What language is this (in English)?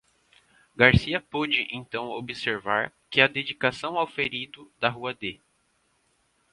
Portuguese